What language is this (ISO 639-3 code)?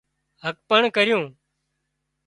kxp